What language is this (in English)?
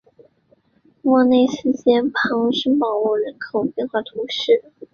Chinese